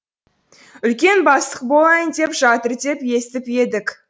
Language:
Kazakh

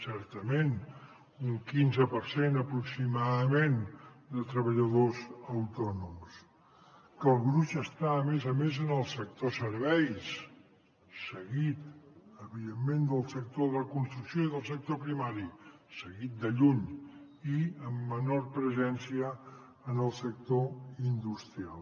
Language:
Catalan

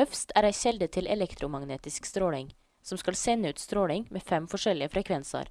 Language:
Norwegian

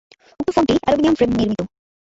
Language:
Bangla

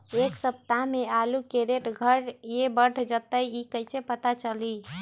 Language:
Magahi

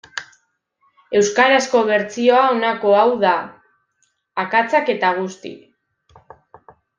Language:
Basque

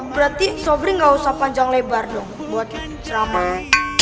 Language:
Indonesian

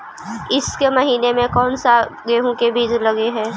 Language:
Magahi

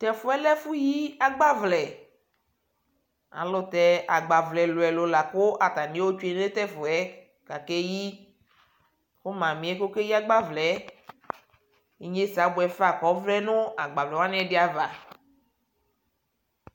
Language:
Ikposo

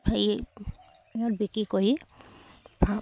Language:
Assamese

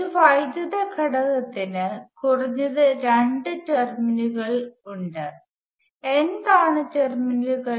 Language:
Malayalam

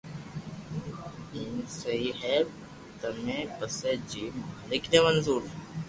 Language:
Loarki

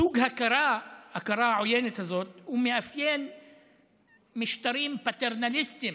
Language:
Hebrew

